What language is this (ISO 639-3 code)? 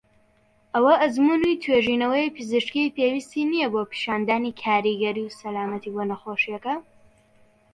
ckb